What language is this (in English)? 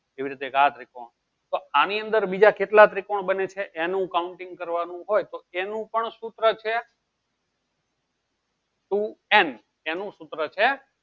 Gujarati